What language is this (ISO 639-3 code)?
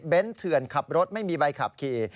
tha